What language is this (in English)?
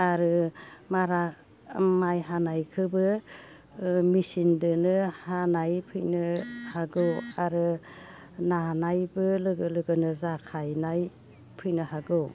Bodo